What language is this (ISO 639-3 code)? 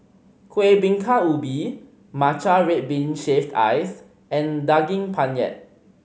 eng